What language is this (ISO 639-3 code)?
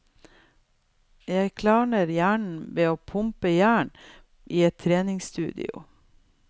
nor